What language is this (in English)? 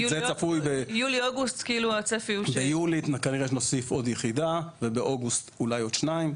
Hebrew